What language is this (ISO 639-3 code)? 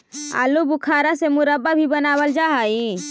mag